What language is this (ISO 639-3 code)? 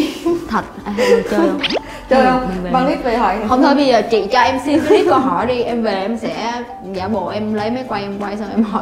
vie